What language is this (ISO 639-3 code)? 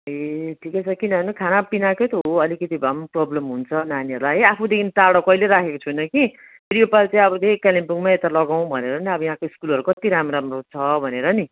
nep